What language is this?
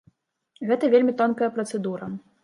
Belarusian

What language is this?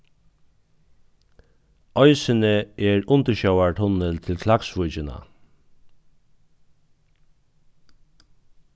Faroese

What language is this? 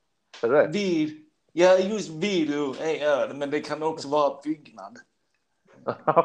Swedish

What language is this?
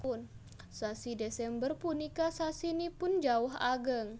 Javanese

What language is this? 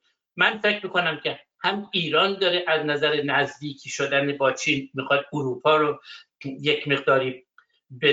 Persian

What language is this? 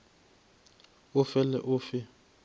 Northern Sotho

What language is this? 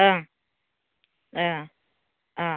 Bodo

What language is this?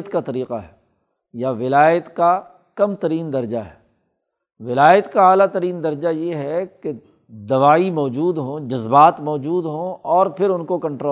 Urdu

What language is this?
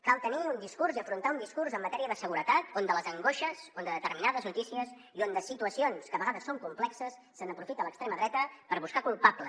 Catalan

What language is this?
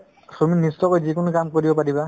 Assamese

